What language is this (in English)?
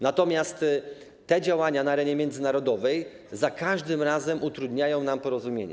Polish